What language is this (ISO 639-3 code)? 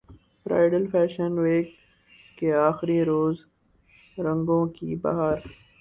urd